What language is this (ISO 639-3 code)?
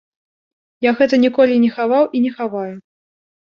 bel